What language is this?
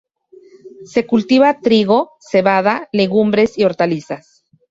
Spanish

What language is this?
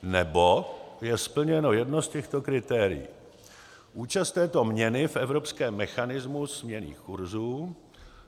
Czech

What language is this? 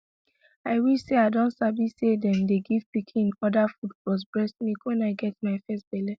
Nigerian Pidgin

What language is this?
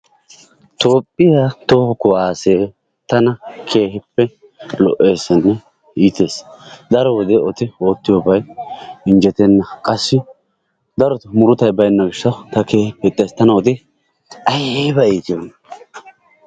Wolaytta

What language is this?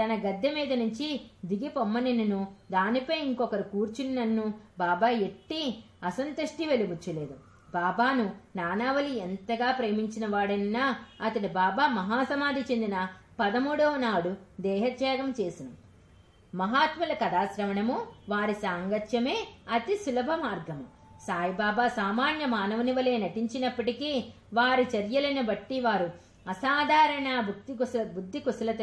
Telugu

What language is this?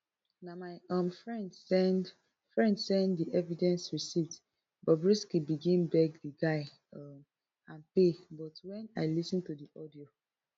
Nigerian Pidgin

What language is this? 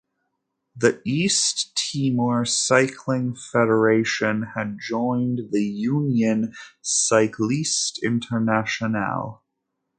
English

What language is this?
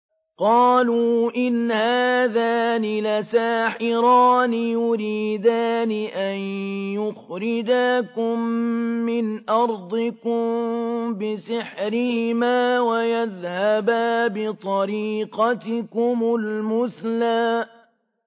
Arabic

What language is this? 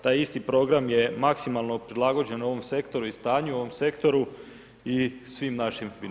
Croatian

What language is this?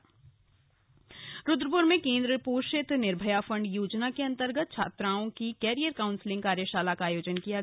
Hindi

